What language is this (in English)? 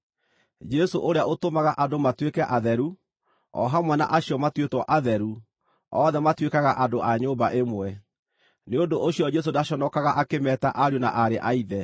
Kikuyu